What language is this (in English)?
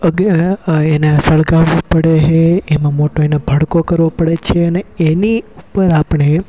Gujarati